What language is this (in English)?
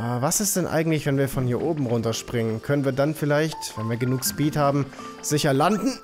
German